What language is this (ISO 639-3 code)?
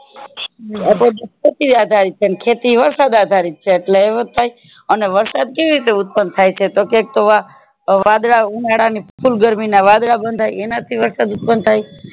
guj